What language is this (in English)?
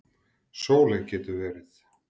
Icelandic